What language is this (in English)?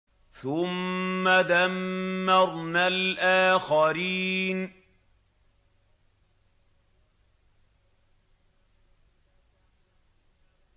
Arabic